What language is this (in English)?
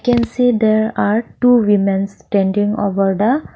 English